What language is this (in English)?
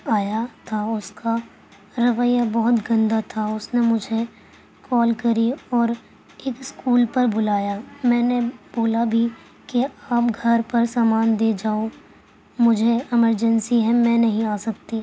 Urdu